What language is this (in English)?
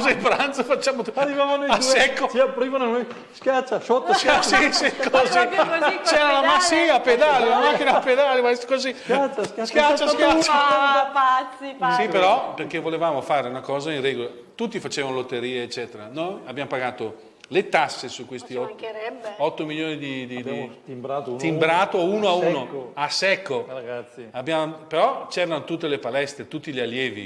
Italian